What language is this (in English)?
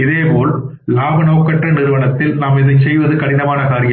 Tamil